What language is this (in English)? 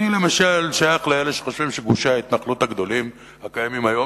Hebrew